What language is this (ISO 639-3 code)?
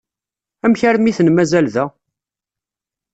kab